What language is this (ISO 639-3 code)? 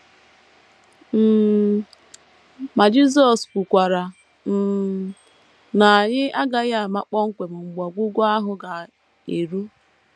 ibo